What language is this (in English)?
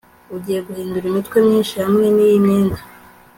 Kinyarwanda